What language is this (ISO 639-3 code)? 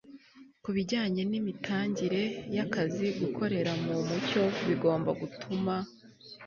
kin